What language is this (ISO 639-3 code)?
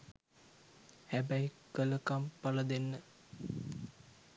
sin